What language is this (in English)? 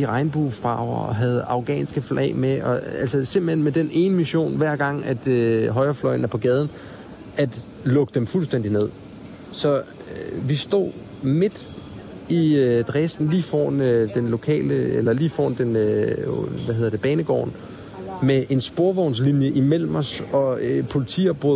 Danish